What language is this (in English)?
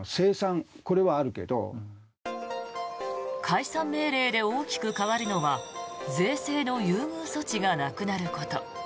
Japanese